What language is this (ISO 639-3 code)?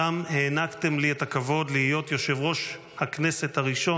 heb